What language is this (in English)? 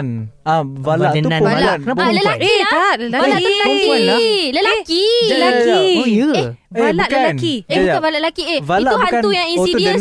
Malay